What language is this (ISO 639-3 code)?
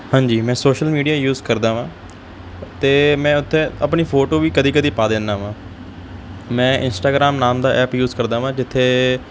pan